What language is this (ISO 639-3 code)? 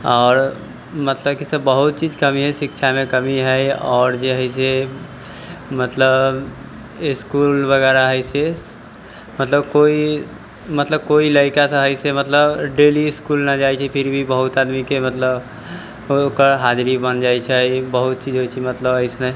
mai